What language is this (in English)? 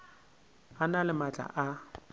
Northern Sotho